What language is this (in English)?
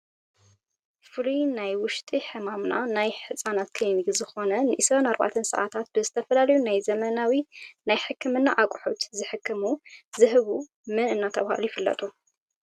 Tigrinya